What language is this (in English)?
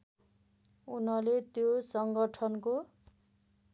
Nepali